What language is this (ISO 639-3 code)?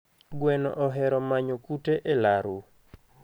luo